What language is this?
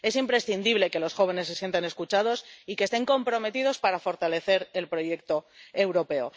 Spanish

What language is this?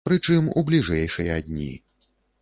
Belarusian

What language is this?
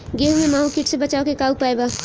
Bhojpuri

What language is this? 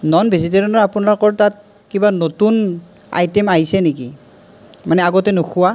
Assamese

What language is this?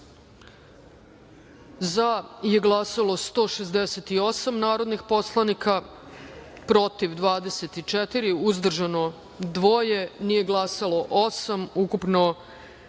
Serbian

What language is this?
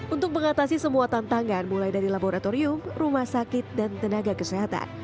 Indonesian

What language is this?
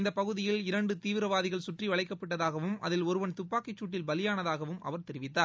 Tamil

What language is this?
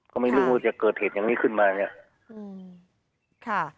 Thai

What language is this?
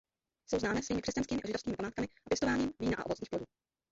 Czech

